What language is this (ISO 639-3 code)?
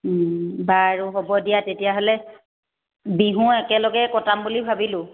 asm